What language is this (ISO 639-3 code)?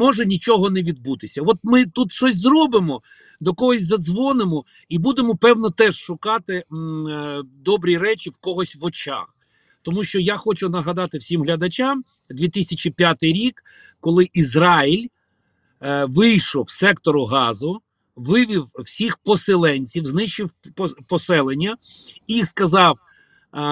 ukr